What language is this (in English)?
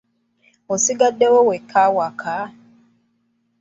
Ganda